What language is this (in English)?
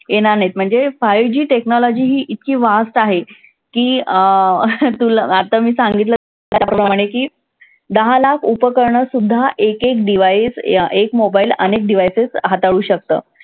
Marathi